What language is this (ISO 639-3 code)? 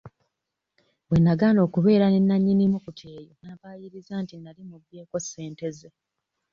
lug